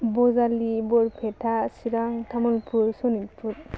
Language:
Bodo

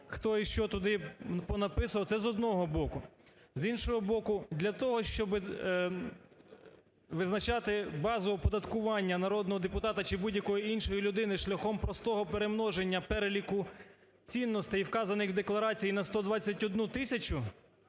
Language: Ukrainian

